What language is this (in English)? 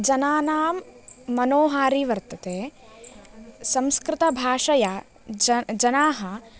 Sanskrit